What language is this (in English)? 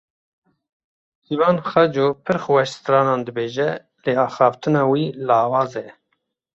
Kurdish